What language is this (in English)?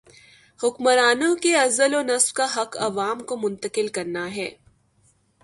Urdu